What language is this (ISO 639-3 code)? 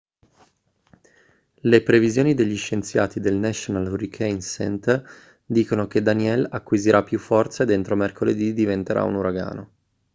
ita